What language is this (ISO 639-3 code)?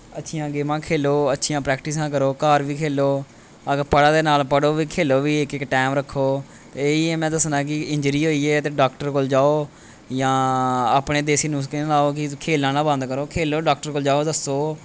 doi